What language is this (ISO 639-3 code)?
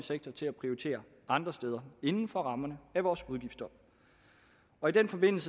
dan